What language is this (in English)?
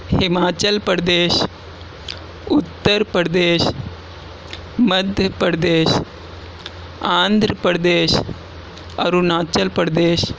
Urdu